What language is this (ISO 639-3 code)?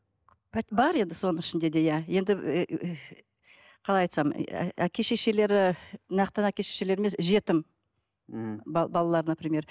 kaz